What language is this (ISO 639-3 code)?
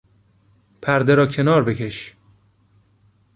fas